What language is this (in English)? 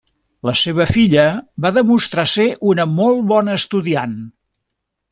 Catalan